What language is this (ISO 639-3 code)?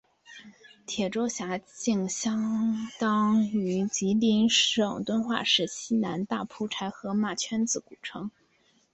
zho